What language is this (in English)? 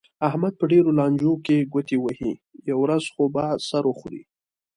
Pashto